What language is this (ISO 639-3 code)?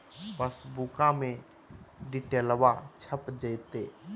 mag